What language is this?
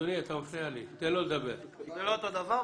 Hebrew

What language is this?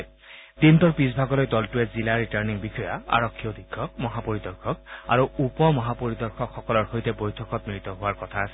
Assamese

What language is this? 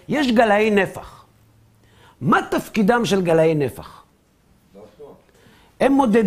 Hebrew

